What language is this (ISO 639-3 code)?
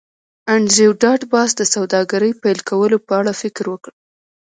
pus